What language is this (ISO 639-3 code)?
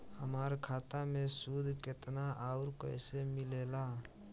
bho